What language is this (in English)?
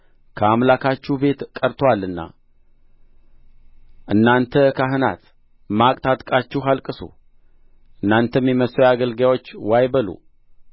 Amharic